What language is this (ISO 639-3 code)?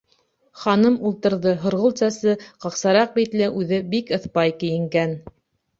bak